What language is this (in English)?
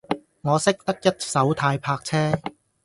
Cantonese